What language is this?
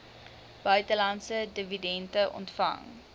Afrikaans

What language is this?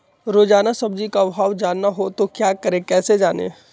Magahi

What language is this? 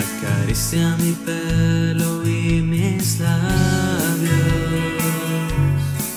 Romanian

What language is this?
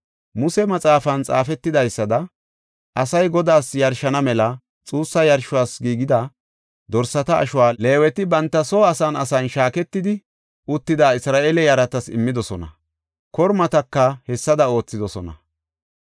Gofa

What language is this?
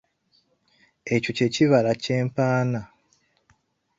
Ganda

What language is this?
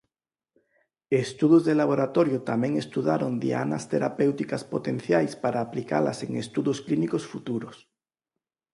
Galician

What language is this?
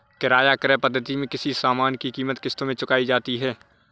Hindi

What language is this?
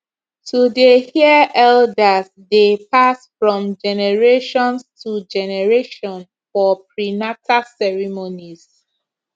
Nigerian Pidgin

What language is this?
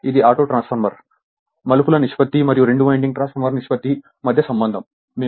Telugu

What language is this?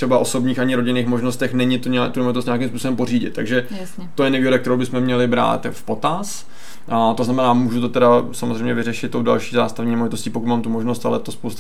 Czech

